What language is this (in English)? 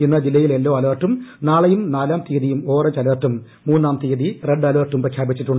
Malayalam